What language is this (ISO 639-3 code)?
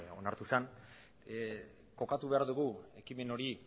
eus